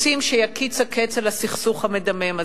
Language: Hebrew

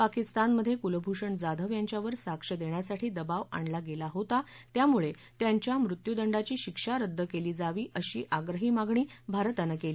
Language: Marathi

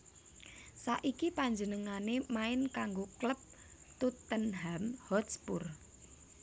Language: Javanese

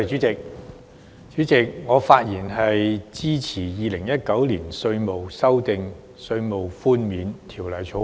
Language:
Cantonese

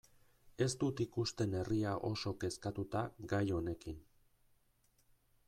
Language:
Basque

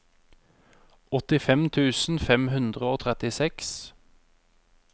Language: Norwegian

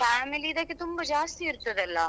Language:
Kannada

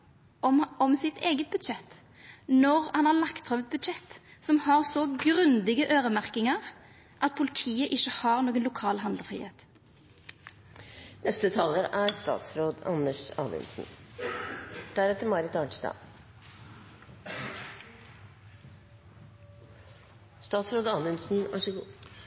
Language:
Norwegian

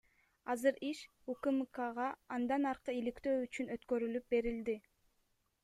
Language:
Kyrgyz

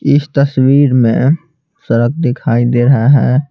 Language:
Hindi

